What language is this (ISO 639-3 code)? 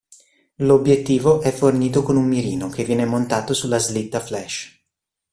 ita